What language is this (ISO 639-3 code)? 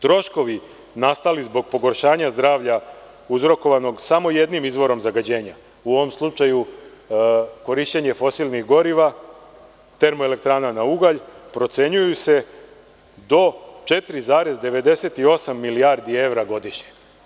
srp